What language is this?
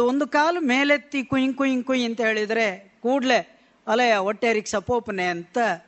Kannada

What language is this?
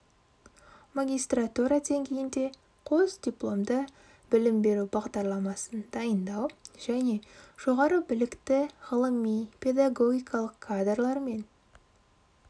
Kazakh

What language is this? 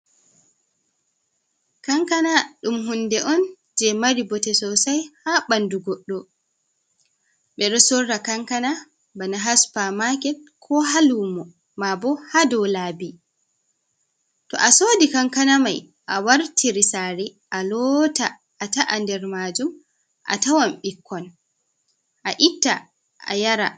Fula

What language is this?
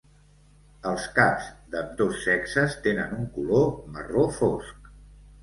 Catalan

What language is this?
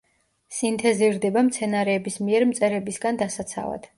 Georgian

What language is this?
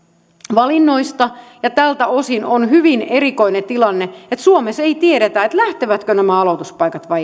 Finnish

